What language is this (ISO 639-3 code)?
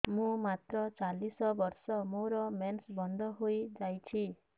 ori